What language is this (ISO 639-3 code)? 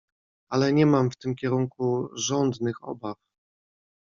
pol